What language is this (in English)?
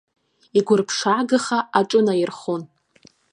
Abkhazian